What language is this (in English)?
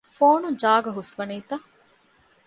Divehi